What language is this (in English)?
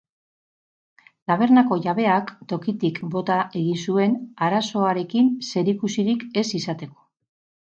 Basque